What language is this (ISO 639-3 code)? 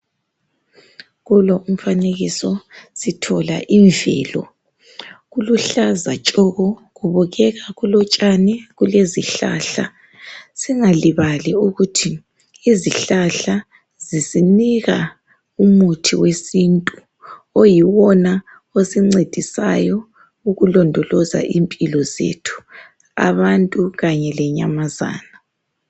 nde